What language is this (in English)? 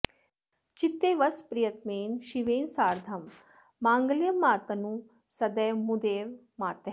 Sanskrit